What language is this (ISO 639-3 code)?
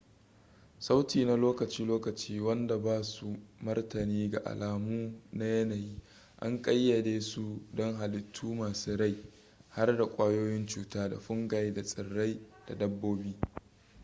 hau